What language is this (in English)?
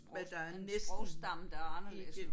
Danish